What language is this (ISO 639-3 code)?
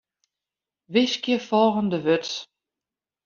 fry